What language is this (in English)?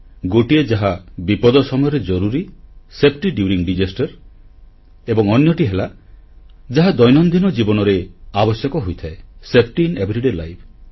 Odia